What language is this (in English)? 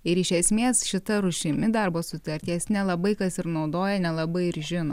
Lithuanian